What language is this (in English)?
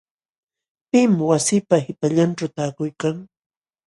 Jauja Wanca Quechua